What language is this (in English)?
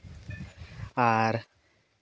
Santali